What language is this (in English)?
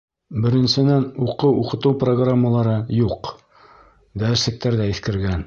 Bashkir